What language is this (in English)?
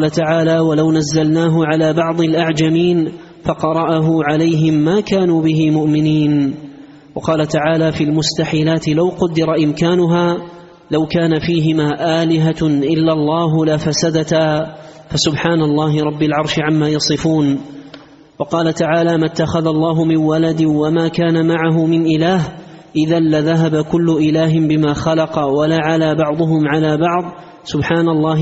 Arabic